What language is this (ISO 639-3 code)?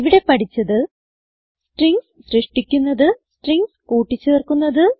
mal